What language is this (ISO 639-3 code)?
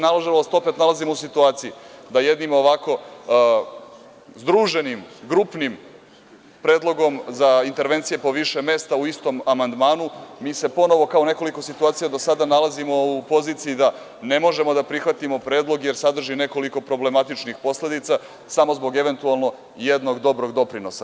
srp